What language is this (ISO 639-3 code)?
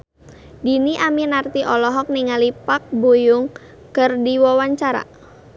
sun